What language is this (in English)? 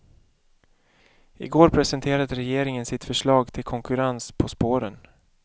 Swedish